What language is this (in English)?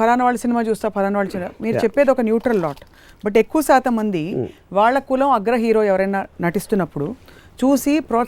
Telugu